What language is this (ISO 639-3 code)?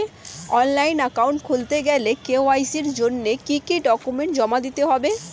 ben